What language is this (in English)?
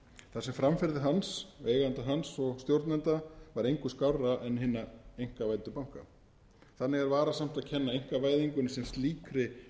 Icelandic